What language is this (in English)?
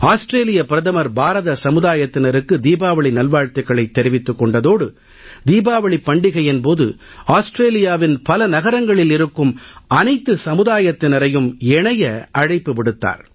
Tamil